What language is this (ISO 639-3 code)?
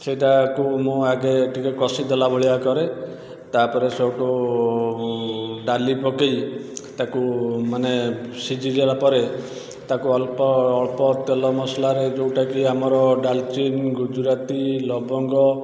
ori